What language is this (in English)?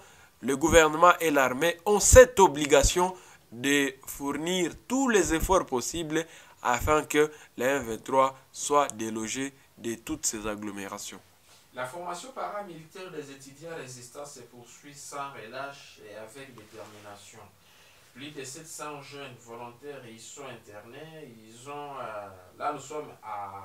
French